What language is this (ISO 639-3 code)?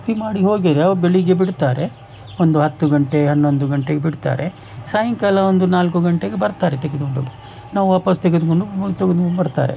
kan